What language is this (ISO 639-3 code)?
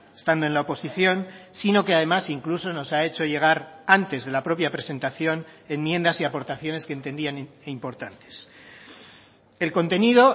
spa